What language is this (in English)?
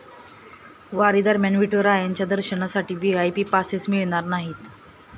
Marathi